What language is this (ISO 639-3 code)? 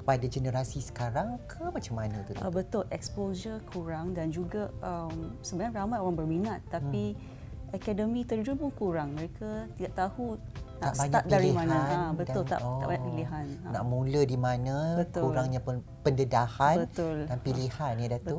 msa